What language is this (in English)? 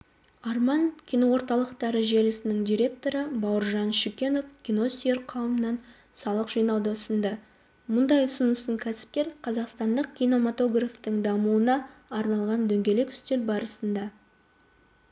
Kazakh